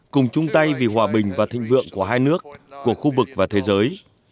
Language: Vietnamese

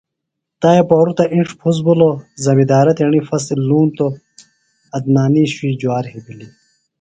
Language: Phalura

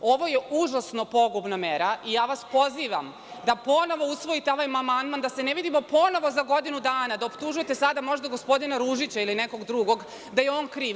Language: Serbian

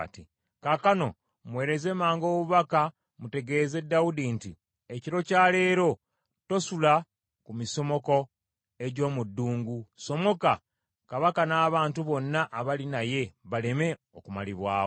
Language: Ganda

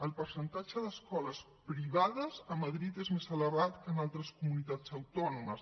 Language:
Catalan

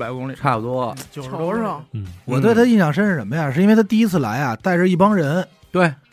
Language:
Chinese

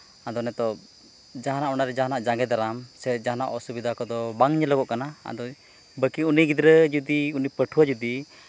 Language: Santali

